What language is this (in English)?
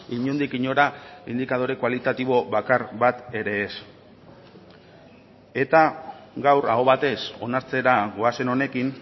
Basque